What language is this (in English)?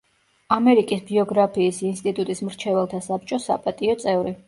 Georgian